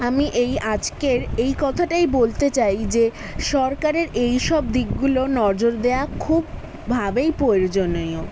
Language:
Bangla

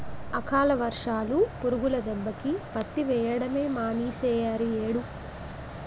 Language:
Telugu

